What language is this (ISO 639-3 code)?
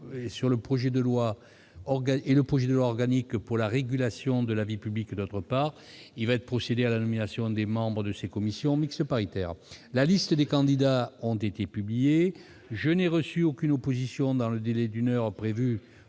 fra